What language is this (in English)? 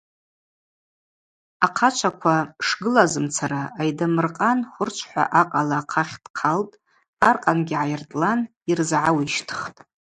Abaza